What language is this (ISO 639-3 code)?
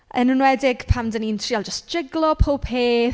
cym